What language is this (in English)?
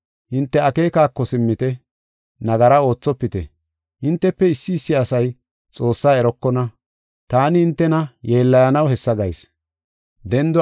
Gofa